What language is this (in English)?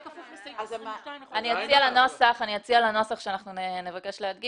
Hebrew